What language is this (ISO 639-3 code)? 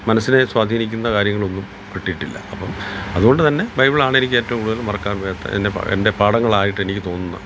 mal